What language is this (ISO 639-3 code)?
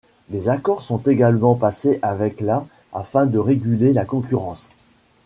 fra